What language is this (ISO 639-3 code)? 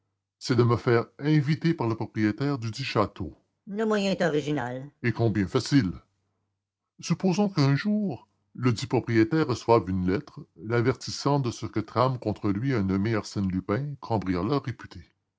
fra